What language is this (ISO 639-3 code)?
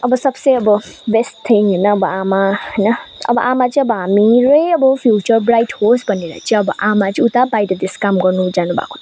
nep